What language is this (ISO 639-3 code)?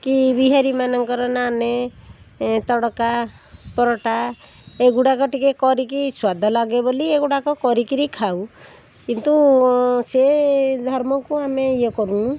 ori